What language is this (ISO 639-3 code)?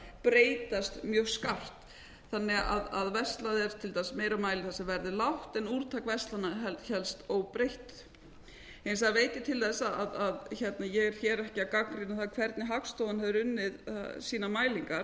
isl